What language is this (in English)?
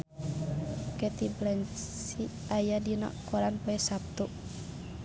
Sundanese